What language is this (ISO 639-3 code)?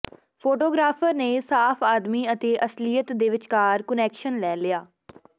pan